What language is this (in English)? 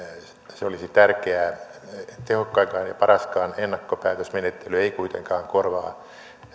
Finnish